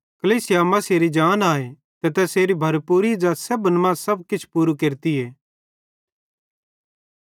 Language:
Bhadrawahi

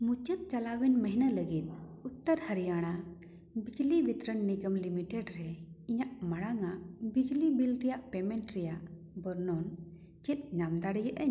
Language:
Santali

